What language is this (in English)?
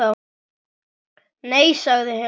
Icelandic